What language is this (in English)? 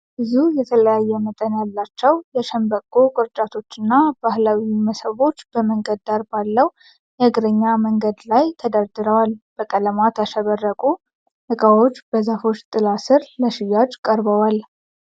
Amharic